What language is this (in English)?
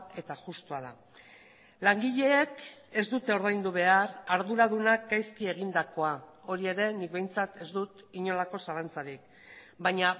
Basque